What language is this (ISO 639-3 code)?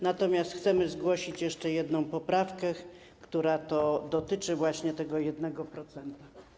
pol